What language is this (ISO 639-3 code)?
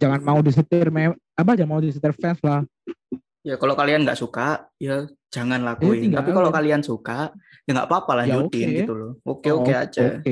ind